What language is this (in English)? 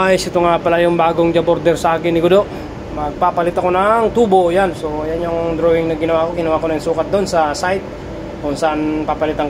Filipino